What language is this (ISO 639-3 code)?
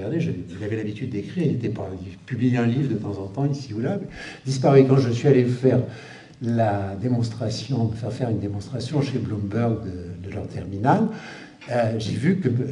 fra